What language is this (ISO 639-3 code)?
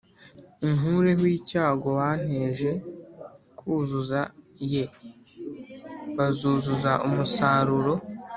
kin